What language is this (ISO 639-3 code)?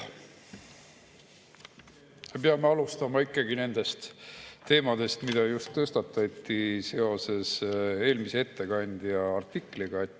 est